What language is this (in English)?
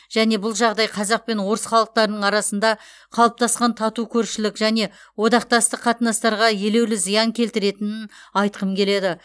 Kazakh